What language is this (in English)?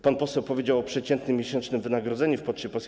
Polish